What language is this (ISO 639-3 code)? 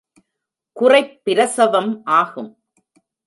tam